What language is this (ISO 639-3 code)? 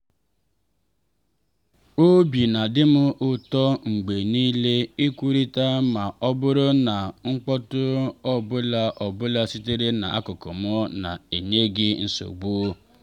ibo